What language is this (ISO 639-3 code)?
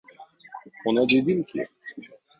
tur